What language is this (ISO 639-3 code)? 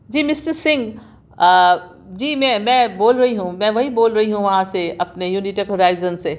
urd